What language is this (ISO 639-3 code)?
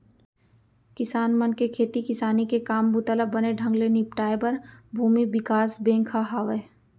hne